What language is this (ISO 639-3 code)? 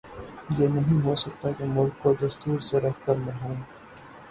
urd